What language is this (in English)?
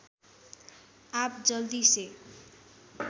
Nepali